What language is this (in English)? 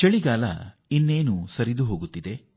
Kannada